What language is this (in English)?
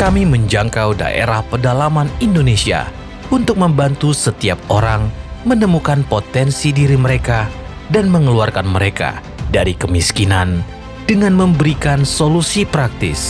Indonesian